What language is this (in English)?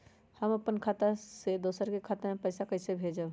Magahi